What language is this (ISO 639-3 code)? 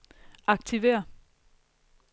dan